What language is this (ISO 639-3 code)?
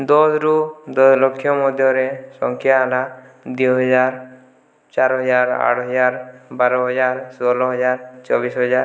ori